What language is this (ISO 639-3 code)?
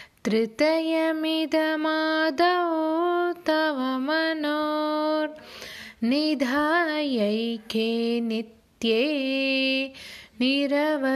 tam